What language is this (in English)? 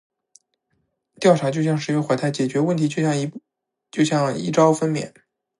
Chinese